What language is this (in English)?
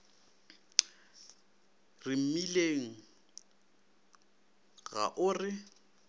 Northern Sotho